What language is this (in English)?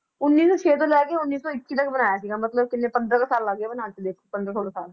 Punjabi